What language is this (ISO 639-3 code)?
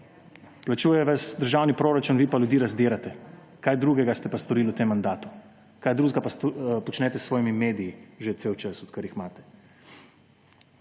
slv